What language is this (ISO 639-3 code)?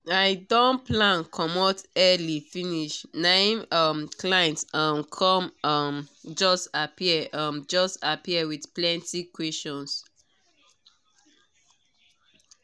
pcm